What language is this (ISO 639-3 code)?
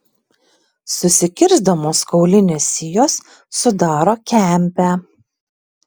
lit